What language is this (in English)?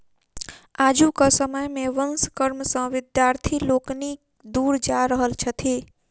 Maithili